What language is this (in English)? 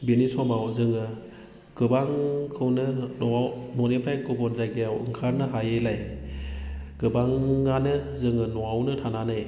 Bodo